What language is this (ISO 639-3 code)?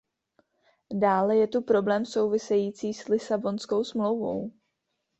ces